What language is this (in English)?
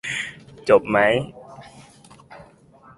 Thai